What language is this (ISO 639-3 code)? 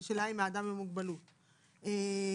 heb